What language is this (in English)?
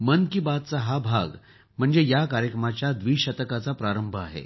Marathi